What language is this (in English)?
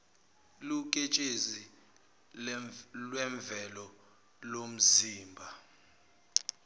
Zulu